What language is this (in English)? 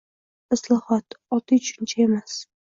Uzbek